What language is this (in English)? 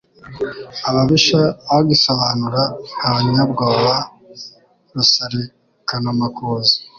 Kinyarwanda